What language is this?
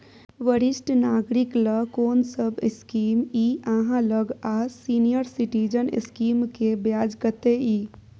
Maithili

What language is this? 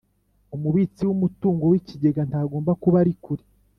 Kinyarwanda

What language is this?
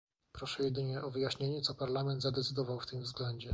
Polish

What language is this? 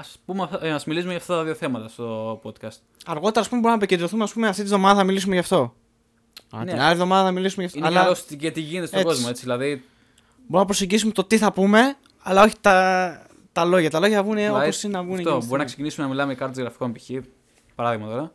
Greek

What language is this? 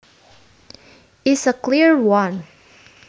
Javanese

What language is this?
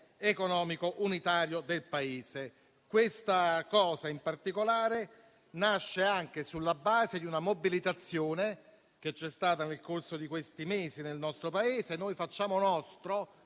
Italian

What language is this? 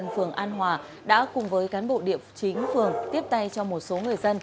Vietnamese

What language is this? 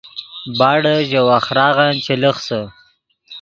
Yidgha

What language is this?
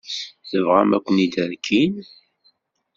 Kabyle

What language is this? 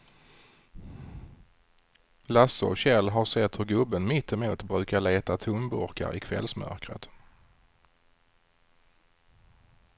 Swedish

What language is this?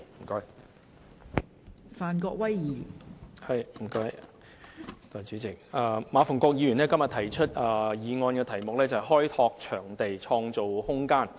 Cantonese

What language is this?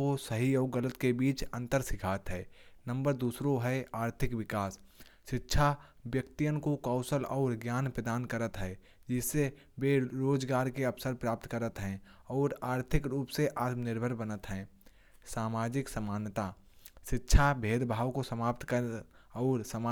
Kanauji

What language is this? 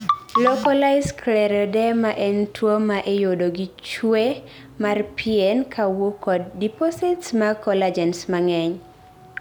Luo (Kenya and Tanzania)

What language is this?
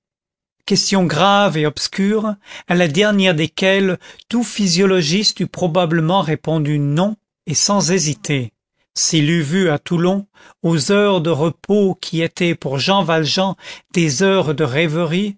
French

